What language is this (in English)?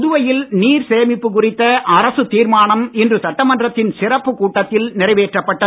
Tamil